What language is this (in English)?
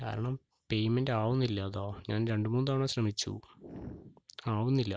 Malayalam